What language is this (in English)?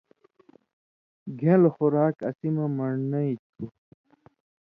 Indus Kohistani